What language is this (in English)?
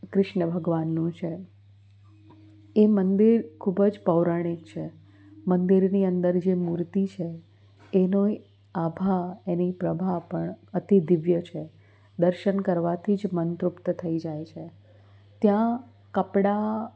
Gujarati